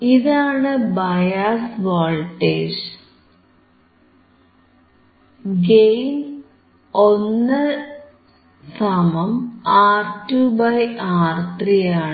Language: Malayalam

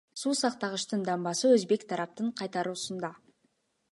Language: Kyrgyz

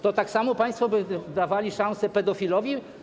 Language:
Polish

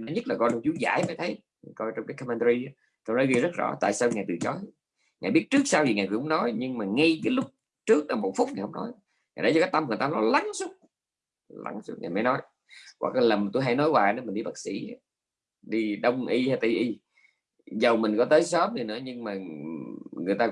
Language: Vietnamese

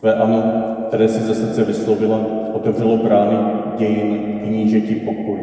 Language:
Czech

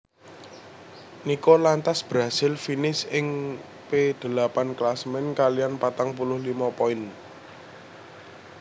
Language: Javanese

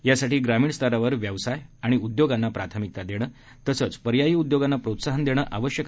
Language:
Marathi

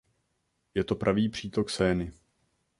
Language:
Czech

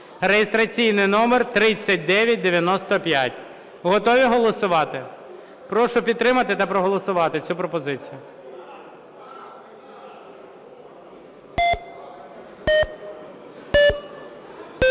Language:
Ukrainian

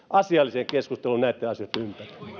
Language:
Finnish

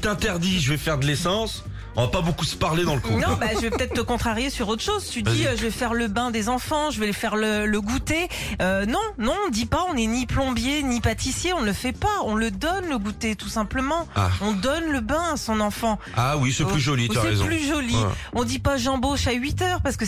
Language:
French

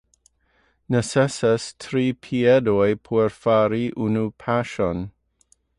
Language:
Esperanto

